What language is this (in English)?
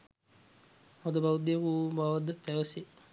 Sinhala